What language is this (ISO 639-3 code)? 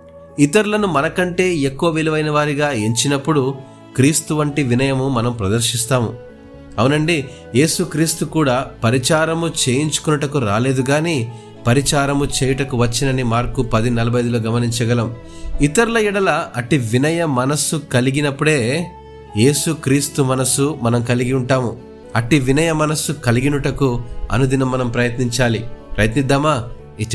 tel